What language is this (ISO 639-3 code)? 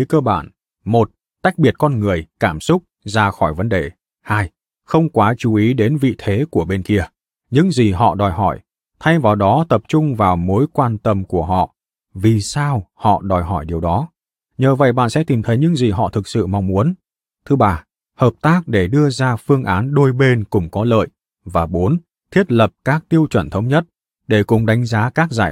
vie